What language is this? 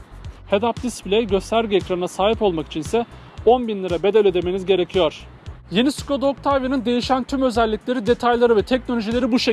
Turkish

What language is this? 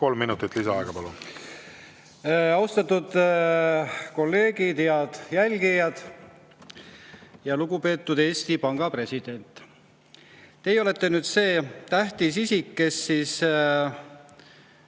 Estonian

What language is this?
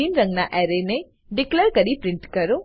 Gujarati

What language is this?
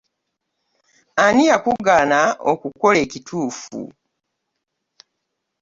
Ganda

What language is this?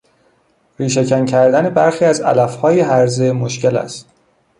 Persian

